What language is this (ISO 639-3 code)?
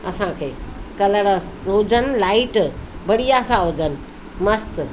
snd